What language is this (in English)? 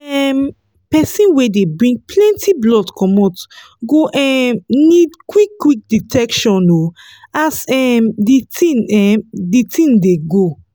Nigerian Pidgin